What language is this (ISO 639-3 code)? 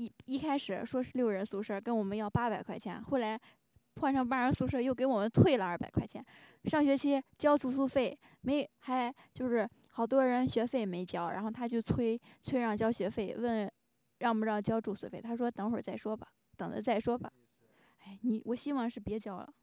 zho